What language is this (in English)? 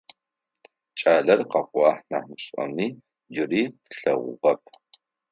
Adyghe